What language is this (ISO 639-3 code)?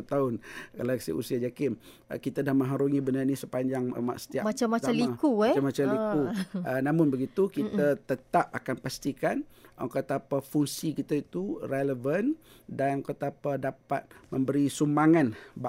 msa